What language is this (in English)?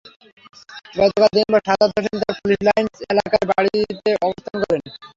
Bangla